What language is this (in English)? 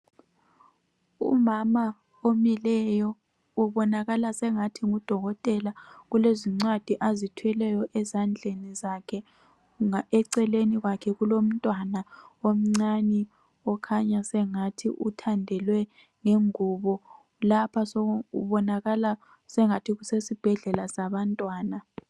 North Ndebele